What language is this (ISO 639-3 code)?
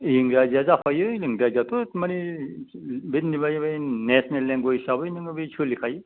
brx